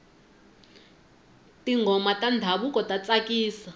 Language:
Tsonga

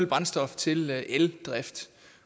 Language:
Danish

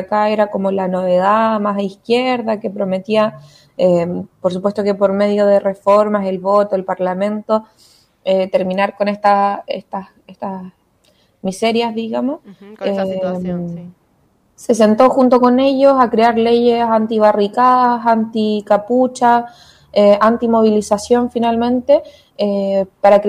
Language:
Spanish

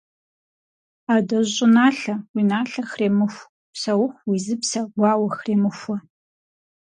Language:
Kabardian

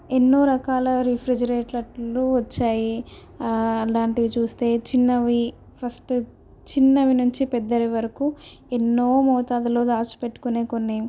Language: Telugu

